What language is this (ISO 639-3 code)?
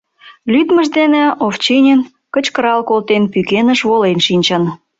chm